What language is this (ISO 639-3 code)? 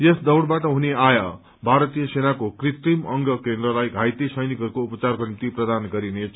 nep